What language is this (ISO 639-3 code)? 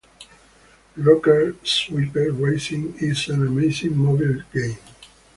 eng